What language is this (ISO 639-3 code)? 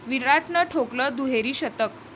mar